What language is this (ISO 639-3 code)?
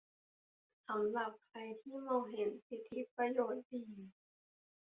tha